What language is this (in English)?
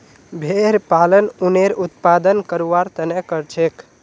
Magahi